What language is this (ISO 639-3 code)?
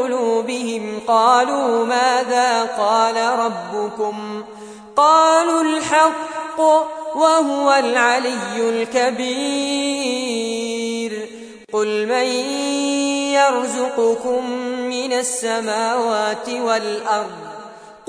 ara